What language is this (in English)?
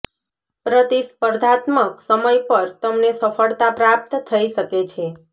Gujarati